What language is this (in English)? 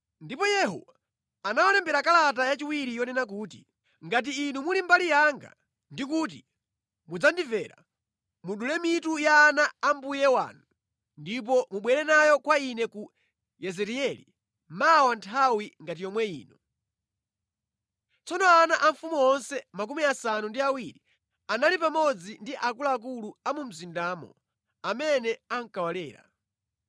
Nyanja